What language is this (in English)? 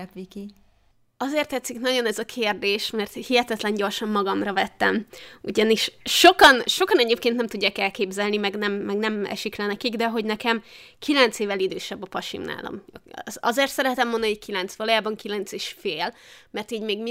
Hungarian